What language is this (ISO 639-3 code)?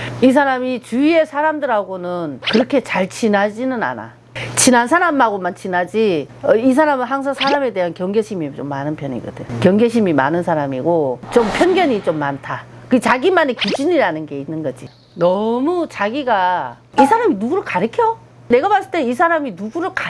kor